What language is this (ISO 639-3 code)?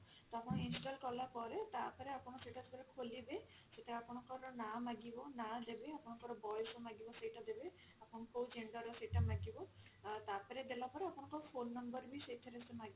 ori